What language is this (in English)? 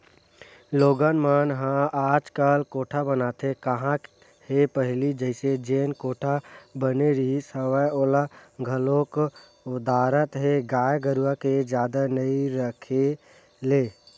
Chhattisgarhi